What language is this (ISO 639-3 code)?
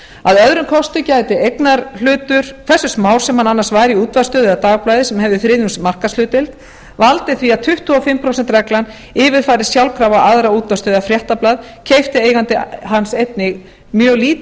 isl